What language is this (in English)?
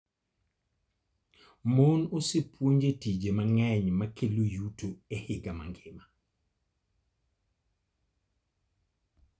Luo (Kenya and Tanzania)